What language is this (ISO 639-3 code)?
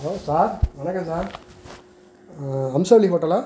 tam